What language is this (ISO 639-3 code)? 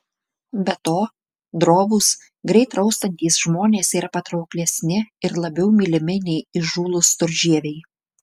lit